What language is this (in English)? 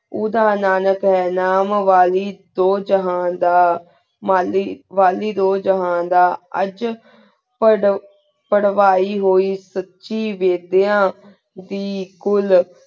Punjabi